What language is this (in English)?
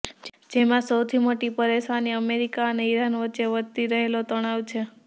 Gujarati